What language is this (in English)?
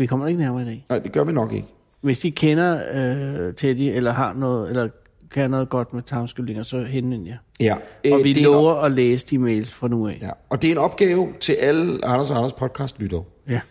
Danish